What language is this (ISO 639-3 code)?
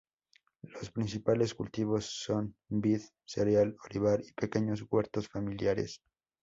spa